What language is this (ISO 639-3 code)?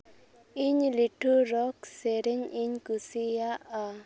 sat